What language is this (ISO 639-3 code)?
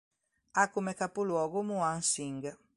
ita